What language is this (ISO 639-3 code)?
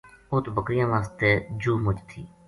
gju